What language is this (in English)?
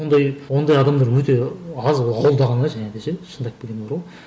Kazakh